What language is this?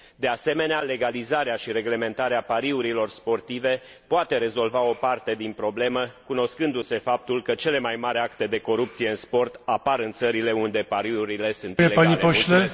Romanian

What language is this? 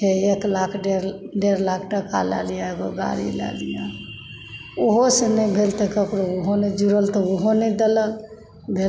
Maithili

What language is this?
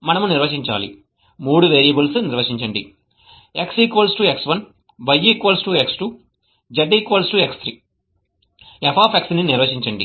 Telugu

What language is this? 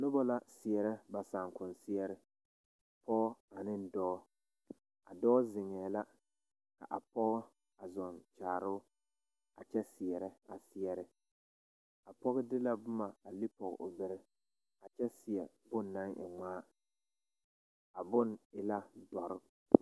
Southern Dagaare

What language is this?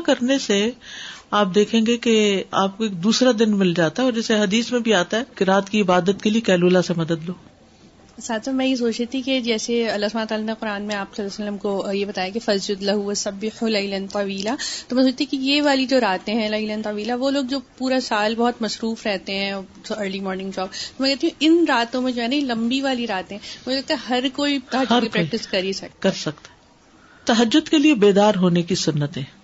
Urdu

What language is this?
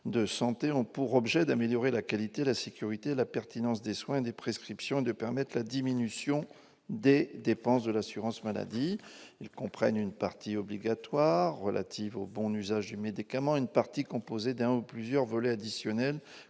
French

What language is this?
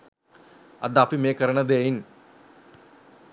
Sinhala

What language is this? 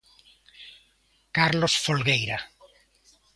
Galician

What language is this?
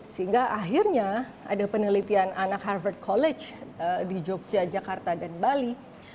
Indonesian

